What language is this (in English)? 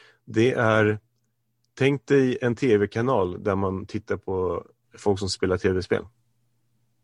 Swedish